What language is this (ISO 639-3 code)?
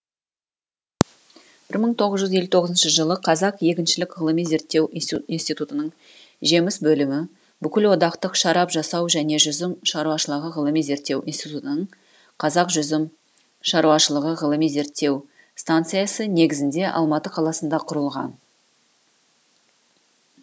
kaz